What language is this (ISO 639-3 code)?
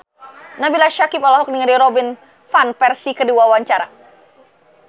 sun